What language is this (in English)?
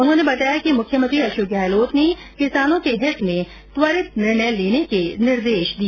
Hindi